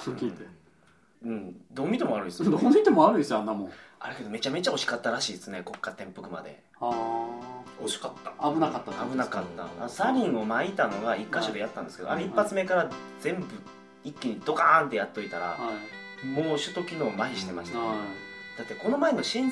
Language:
Japanese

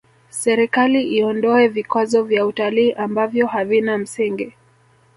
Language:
Swahili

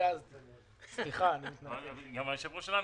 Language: Hebrew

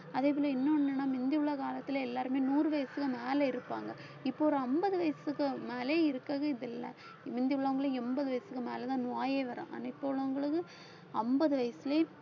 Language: Tamil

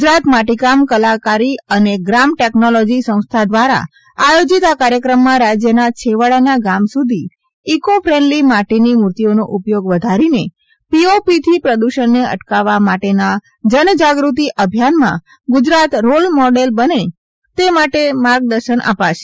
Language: Gujarati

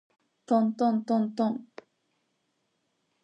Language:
Japanese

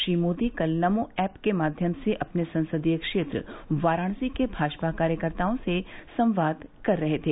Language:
Hindi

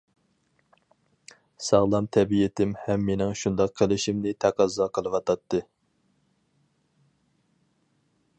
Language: Uyghur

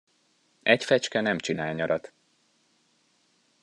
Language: Hungarian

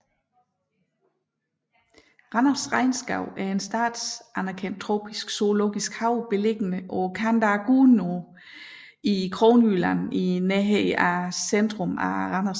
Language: Danish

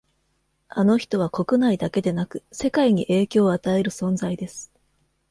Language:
Japanese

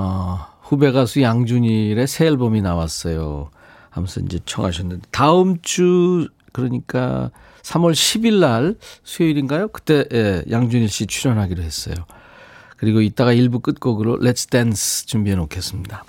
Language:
Korean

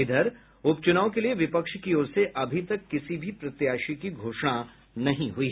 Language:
Hindi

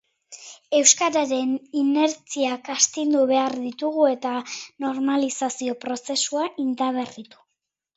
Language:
Basque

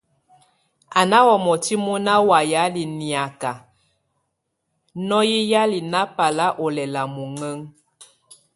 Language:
Tunen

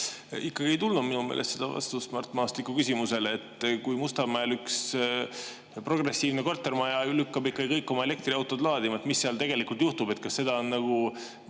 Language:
Estonian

